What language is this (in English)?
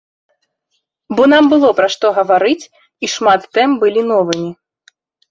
Belarusian